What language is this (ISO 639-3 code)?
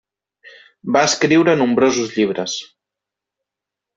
cat